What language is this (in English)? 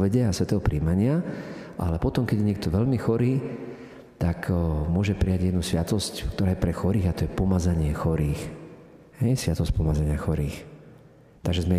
Slovak